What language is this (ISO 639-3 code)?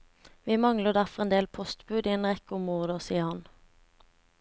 nor